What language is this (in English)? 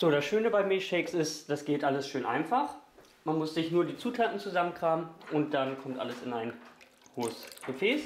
German